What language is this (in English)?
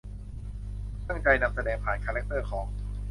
Thai